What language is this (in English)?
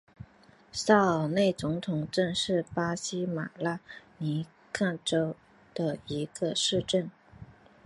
Chinese